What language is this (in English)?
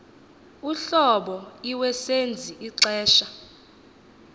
Xhosa